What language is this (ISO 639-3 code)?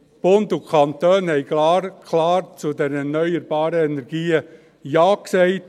gsw